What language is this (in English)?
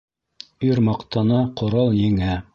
Bashkir